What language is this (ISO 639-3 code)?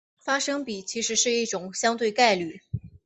zho